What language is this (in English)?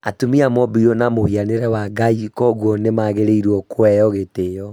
Kikuyu